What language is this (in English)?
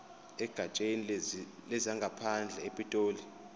Zulu